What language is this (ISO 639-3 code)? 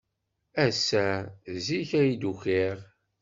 kab